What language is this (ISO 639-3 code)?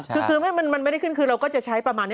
tha